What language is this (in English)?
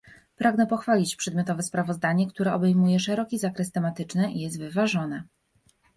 Polish